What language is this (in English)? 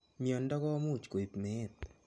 Kalenjin